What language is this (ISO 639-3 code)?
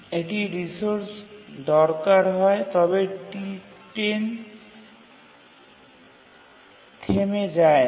ben